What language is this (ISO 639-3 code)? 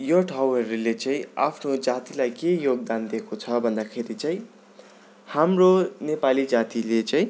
nep